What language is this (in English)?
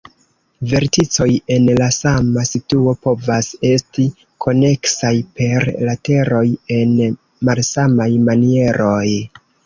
Esperanto